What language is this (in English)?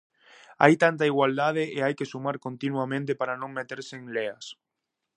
Galician